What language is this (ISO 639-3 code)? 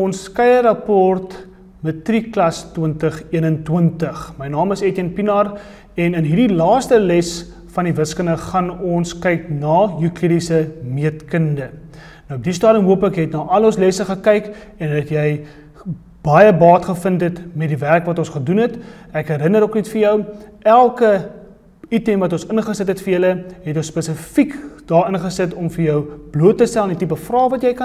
nld